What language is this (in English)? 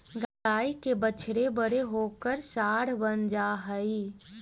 Magahi